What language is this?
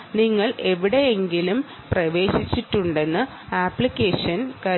Malayalam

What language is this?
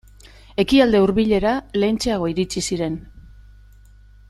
Basque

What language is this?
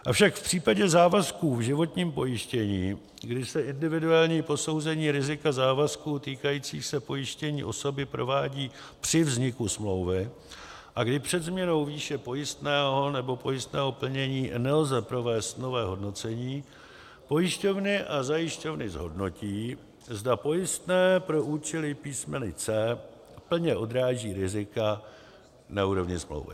Czech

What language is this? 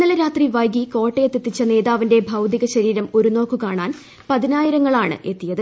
Malayalam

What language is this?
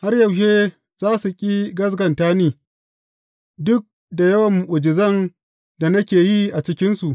Hausa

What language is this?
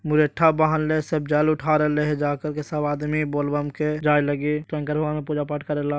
Magahi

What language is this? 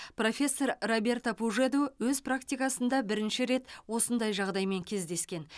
Kazakh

